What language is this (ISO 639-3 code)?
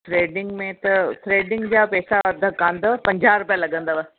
snd